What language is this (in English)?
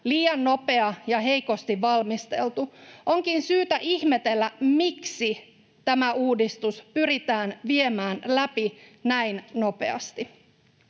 Finnish